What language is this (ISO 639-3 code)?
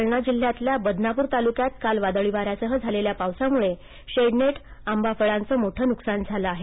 mar